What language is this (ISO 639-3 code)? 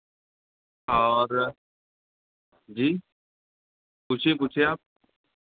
hin